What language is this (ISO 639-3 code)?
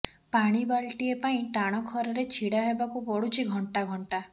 ori